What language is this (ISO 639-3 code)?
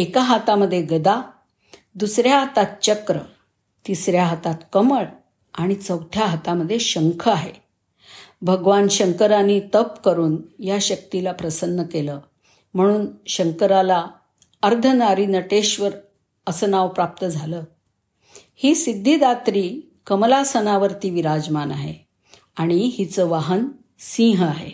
mar